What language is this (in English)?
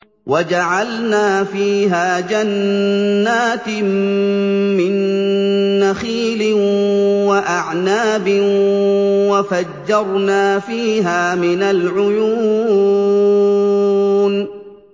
Arabic